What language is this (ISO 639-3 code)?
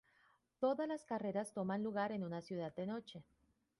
spa